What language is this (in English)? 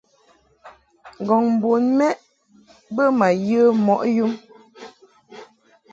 Mungaka